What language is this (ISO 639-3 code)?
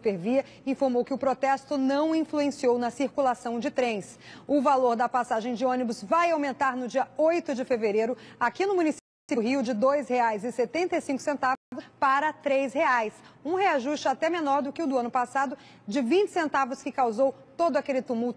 por